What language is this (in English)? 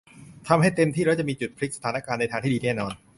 Thai